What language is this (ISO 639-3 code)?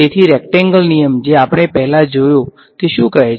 guj